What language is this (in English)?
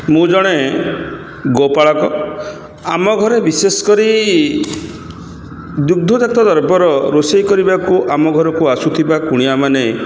Odia